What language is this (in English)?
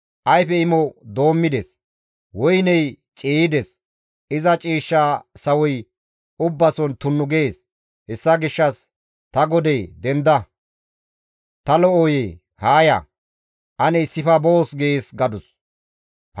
Gamo